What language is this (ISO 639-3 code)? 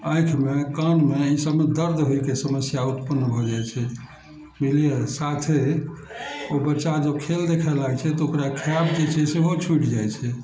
mai